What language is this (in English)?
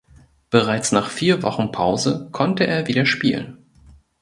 German